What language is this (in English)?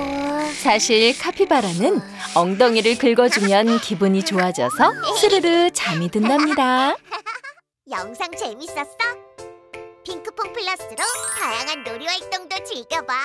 Korean